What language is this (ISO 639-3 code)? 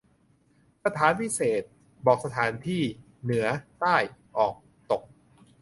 tha